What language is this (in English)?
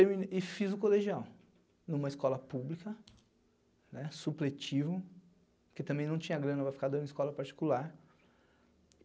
Portuguese